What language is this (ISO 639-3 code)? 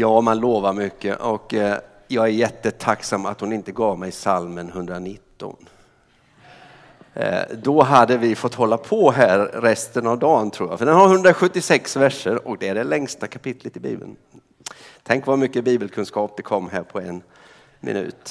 swe